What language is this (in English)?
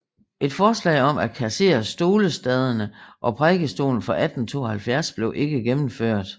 Danish